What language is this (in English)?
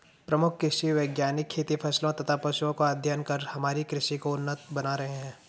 Hindi